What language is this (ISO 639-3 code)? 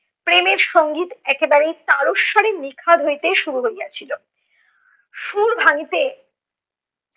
ben